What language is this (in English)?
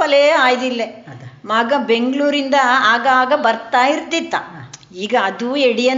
Kannada